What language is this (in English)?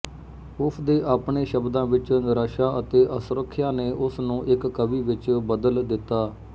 Punjabi